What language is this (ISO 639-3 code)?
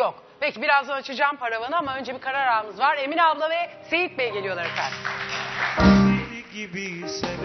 tur